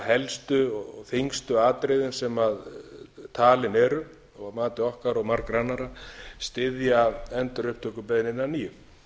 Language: Icelandic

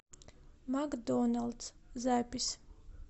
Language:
Russian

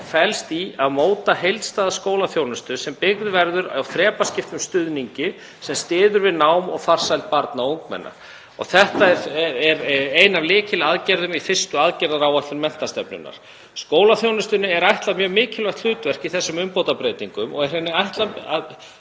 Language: Icelandic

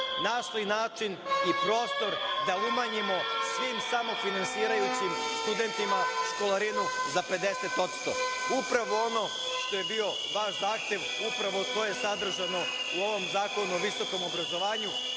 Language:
Serbian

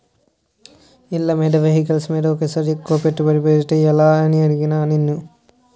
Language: Telugu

